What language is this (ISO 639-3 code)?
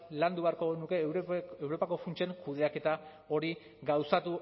eus